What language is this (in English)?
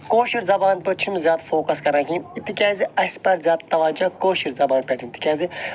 Kashmiri